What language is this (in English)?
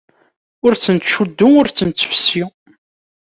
Kabyle